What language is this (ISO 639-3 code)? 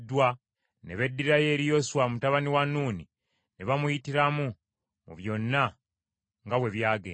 lug